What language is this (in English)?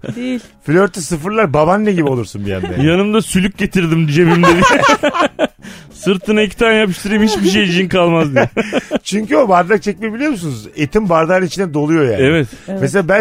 Turkish